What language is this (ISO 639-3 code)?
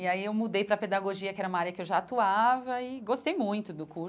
por